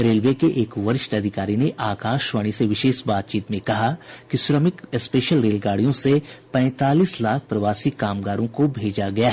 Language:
Hindi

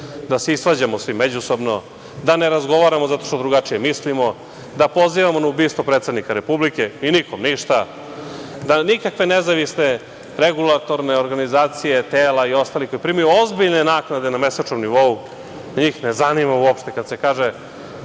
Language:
Serbian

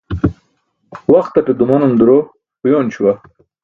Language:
Burushaski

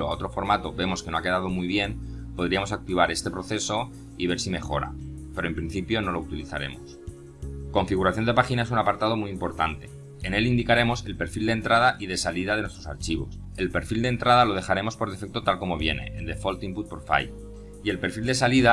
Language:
Spanish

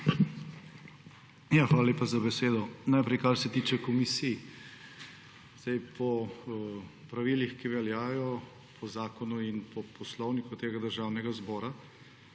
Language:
Slovenian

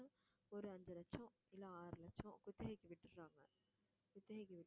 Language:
Tamil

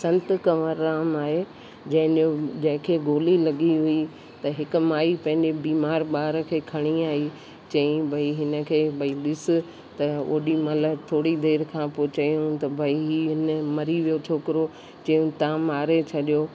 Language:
Sindhi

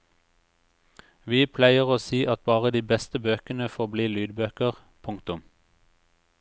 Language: Norwegian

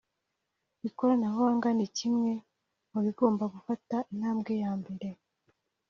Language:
Kinyarwanda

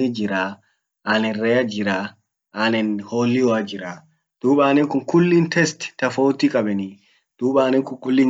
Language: Orma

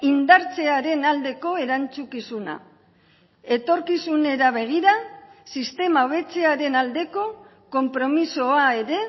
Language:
Basque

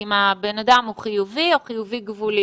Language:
Hebrew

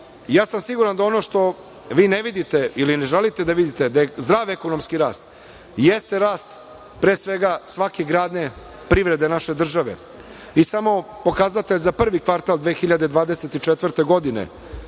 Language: Serbian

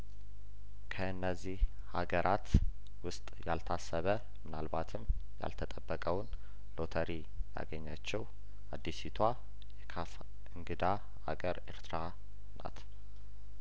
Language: Amharic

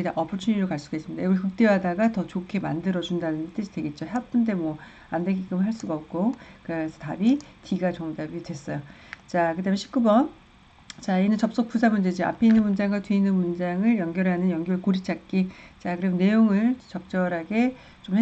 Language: Korean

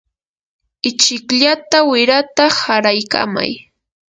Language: Yanahuanca Pasco Quechua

